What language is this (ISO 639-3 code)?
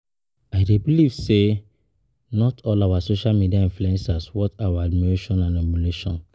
pcm